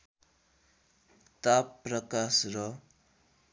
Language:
Nepali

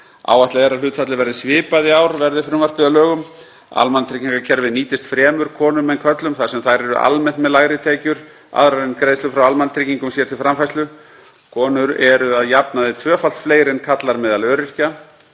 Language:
Icelandic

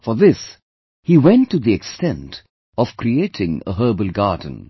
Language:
English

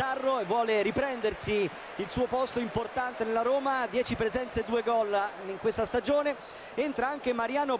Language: Italian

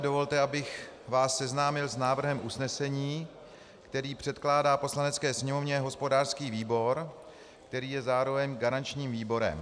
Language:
Czech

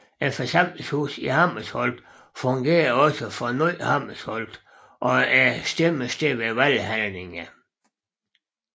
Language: Danish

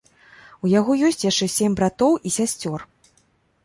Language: Belarusian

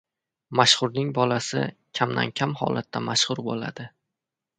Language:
Uzbek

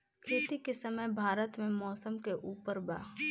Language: Bhojpuri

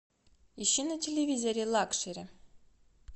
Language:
Russian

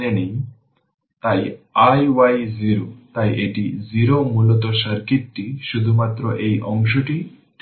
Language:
Bangla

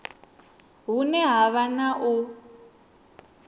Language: Venda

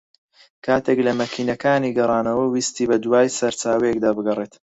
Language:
Central Kurdish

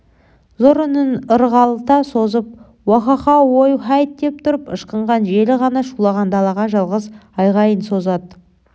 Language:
Kazakh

